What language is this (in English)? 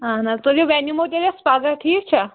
Kashmiri